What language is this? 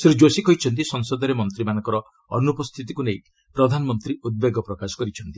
Odia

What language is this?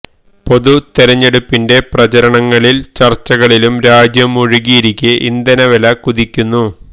Malayalam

